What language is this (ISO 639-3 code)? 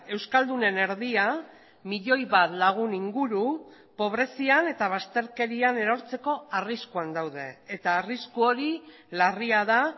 eus